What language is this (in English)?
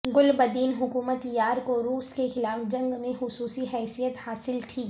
Urdu